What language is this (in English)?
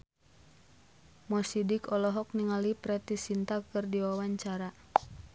Sundanese